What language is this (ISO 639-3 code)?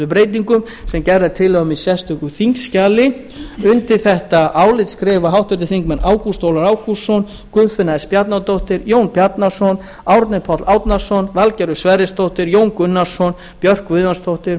isl